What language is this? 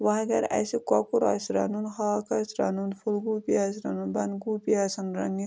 Kashmiri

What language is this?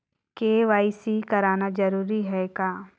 Chhattisgarhi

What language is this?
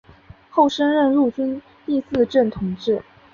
Chinese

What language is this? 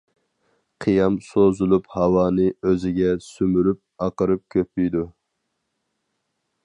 Uyghur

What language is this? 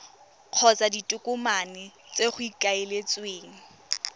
Tswana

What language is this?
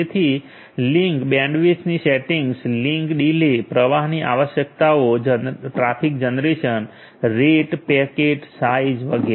Gujarati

